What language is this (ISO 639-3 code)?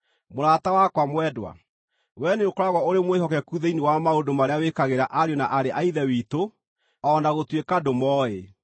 kik